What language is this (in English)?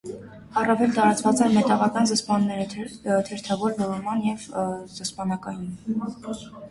Armenian